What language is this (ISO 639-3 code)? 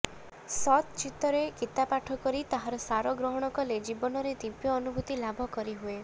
ori